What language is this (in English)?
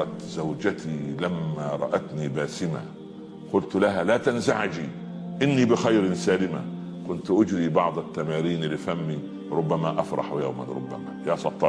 Arabic